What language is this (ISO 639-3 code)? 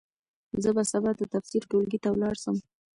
pus